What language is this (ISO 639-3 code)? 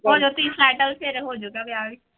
pan